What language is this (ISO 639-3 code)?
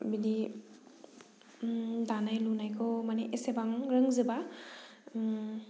brx